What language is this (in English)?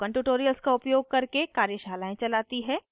Hindi